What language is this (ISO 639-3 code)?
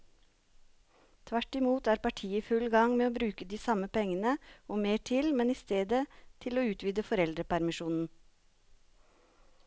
nor